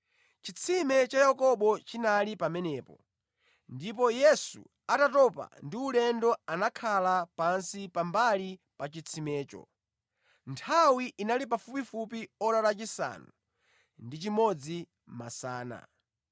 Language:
Nyanja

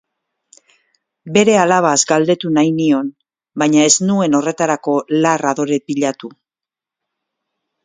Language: Basque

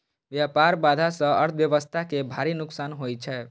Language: Maithili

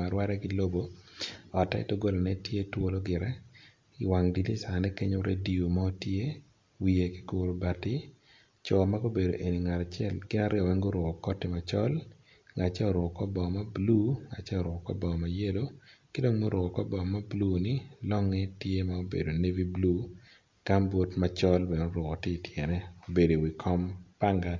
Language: Acoli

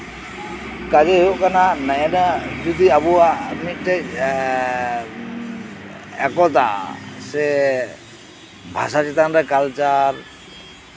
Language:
Santali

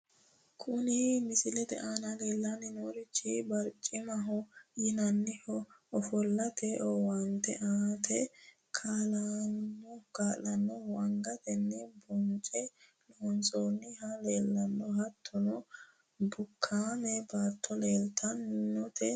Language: Sidamo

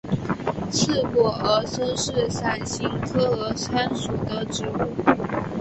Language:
Chinese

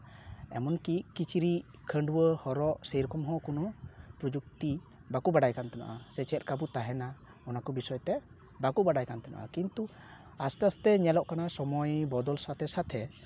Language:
Santali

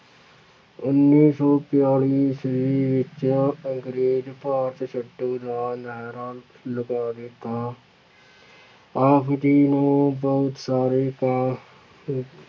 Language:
Punjabi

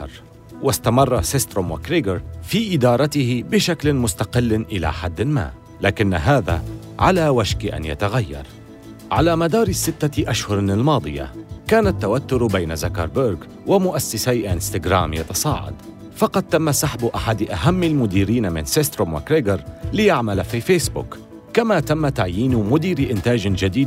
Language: Arabic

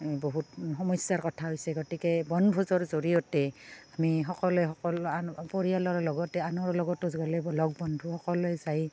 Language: Assamese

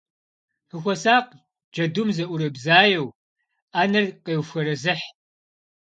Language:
Kabardian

